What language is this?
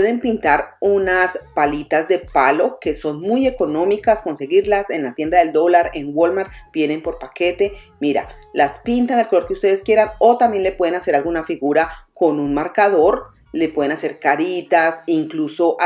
Spanish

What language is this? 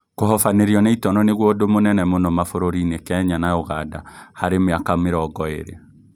Kikuyu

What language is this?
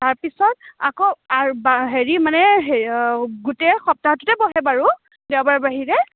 Assamese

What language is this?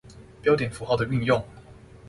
Chinese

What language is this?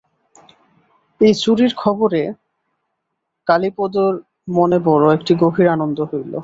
Bangla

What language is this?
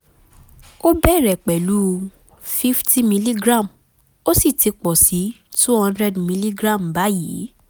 Yoruba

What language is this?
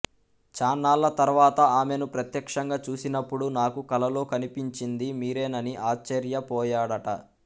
Telugu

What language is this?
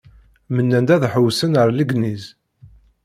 Kabyle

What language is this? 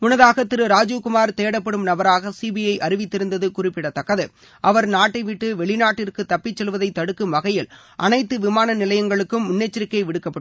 Tamil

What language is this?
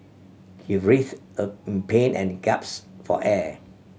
English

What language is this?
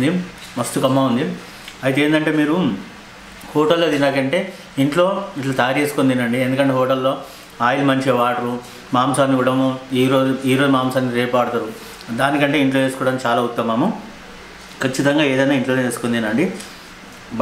Telugu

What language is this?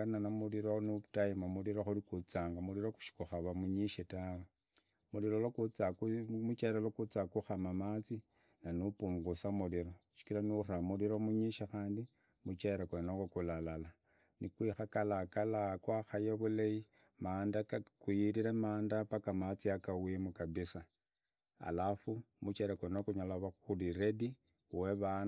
Idakho-Isukha-Tiriki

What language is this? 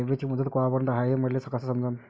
Marathi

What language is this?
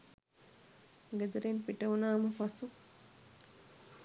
Sinhala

